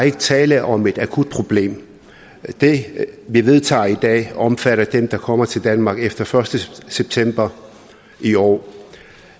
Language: Danish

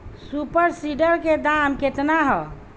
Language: Bhojpuri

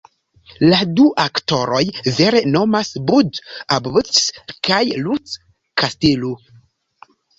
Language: Esperanto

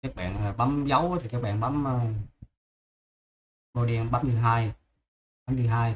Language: Vietnamese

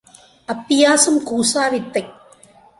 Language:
Tamil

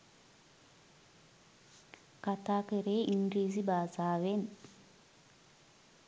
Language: Sinhala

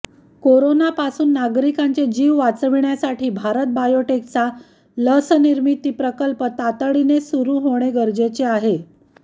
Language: Marathi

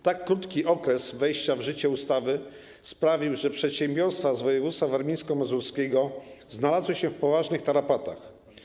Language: Polish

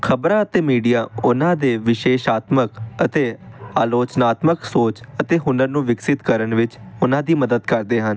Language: Punjabi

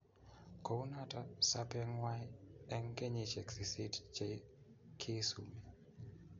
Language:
Kalenjin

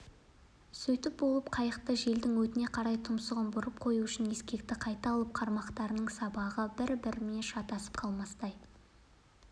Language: Kazakh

